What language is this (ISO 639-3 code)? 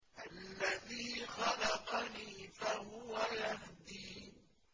ara